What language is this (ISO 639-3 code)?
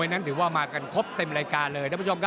tha